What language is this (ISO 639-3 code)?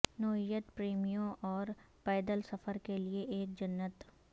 urd